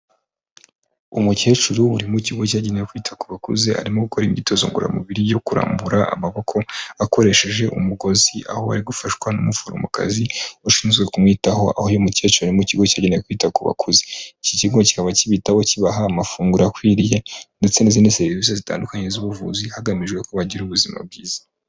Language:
Kinyarwanda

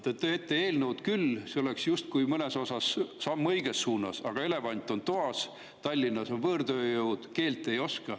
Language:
Estonian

